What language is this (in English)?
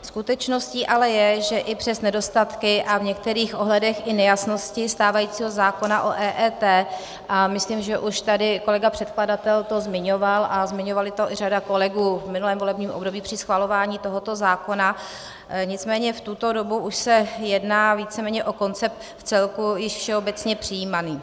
Czech